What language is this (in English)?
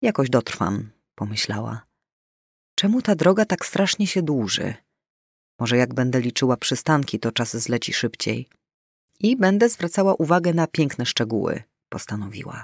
Polish